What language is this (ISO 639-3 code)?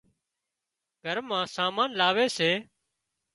kxp